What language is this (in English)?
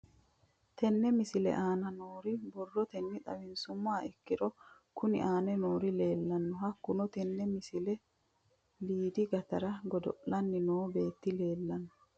Sidamo